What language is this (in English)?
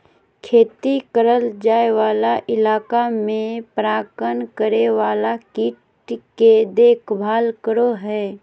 Magahi